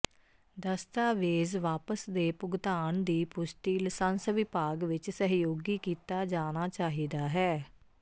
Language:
Punjabi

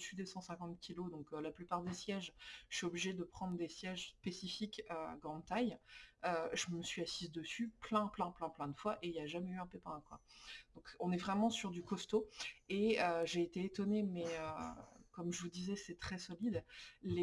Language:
French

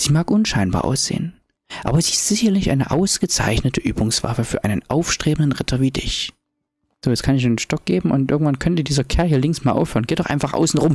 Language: German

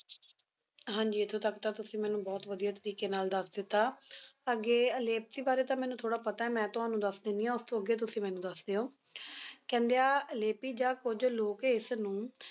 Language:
Punjabi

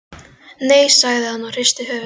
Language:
Icelandic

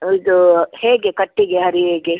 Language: Kannada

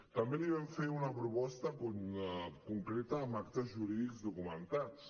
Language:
Catalan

